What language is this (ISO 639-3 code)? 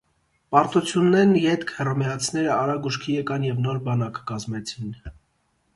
hye